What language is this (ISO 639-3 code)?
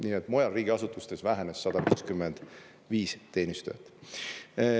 est